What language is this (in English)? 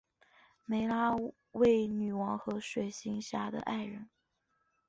Chinese